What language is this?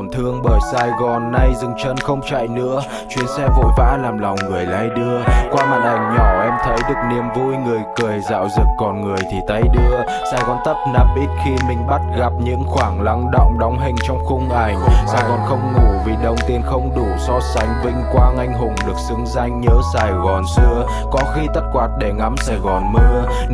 Vietnamese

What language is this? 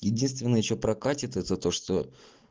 Russian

